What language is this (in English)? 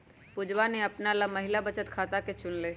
Magahi